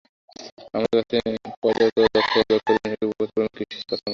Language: Bangla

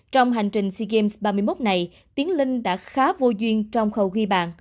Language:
Vietnamese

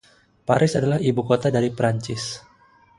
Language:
Indonesian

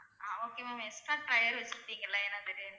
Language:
Tamil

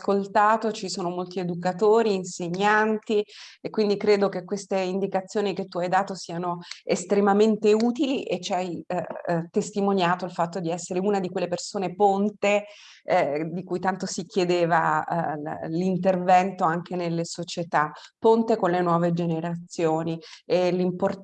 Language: Italian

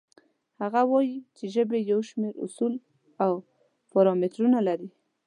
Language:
Pashto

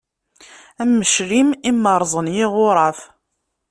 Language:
Kabyle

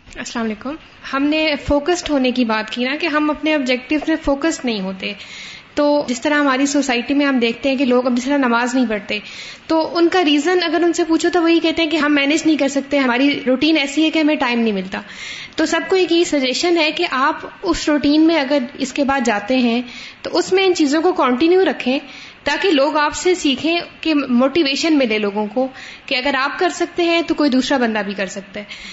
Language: Urdu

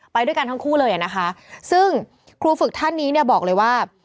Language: Thai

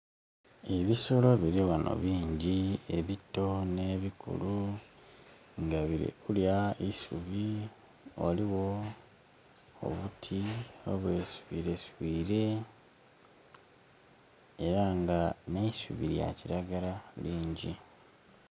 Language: Soga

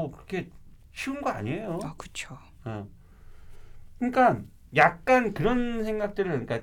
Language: Korean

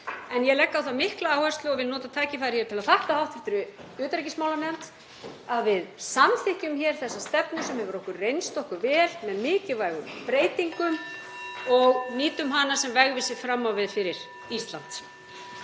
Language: Icelandic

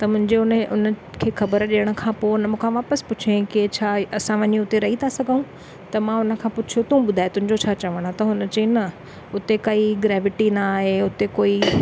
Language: Sindhi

